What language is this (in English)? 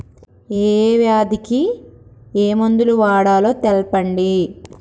Telugu